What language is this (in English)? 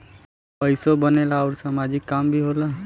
Bhojpuri